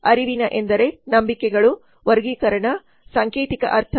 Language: Kannada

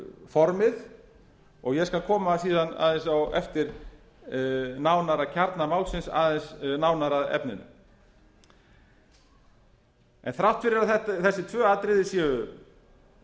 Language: Icelandic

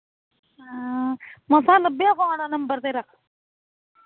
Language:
Punjabi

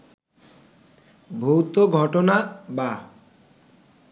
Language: Bangla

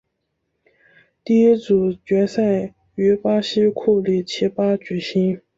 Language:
Chinese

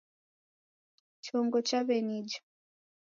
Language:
Taita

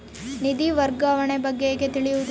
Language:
Kannada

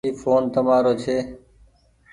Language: Goaria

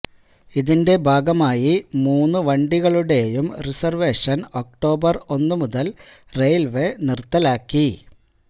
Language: Malayalam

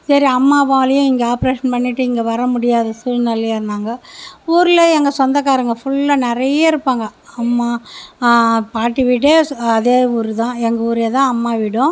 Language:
Tamil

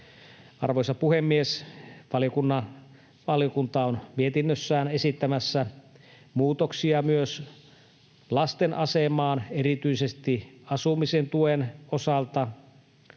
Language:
Finnish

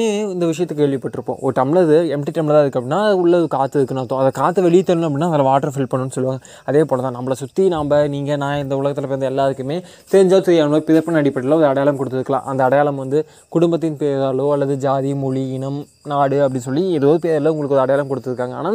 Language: Tamil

